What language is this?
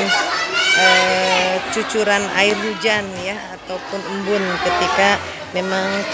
Indonesian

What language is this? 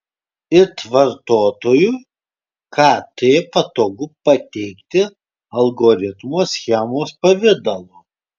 Lithuanian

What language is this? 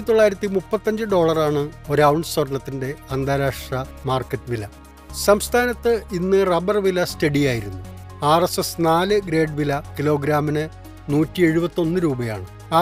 Malayalam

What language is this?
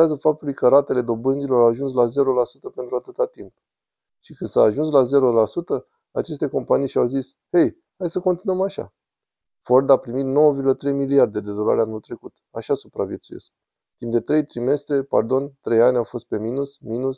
Romanian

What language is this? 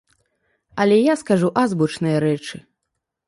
Belarusian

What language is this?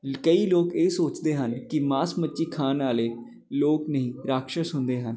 Punjabi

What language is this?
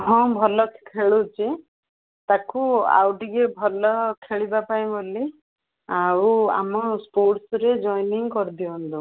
Odia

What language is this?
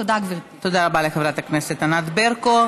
Hebrew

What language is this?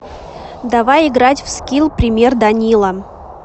Russian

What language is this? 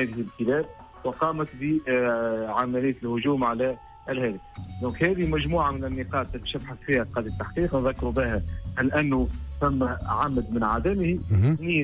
Arabic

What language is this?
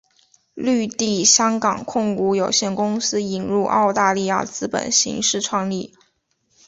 Chinese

